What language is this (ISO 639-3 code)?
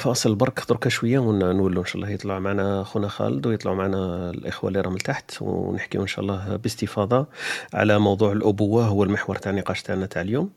ara